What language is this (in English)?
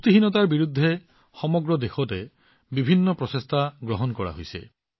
Assamese